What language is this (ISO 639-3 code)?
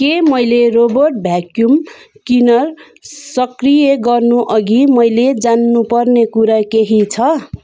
nep